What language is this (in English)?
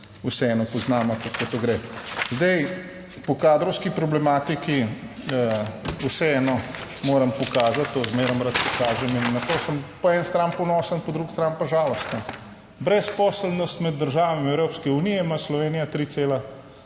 Slovenian